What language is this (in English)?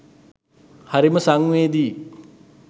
Sinhala